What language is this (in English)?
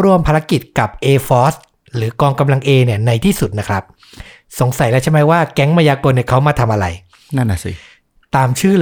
Thai